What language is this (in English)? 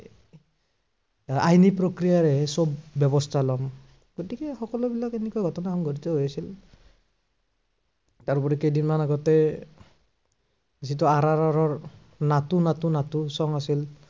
Assamese